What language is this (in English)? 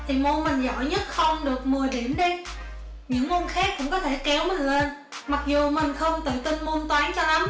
Vietnamese